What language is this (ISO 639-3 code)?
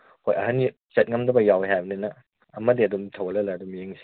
mni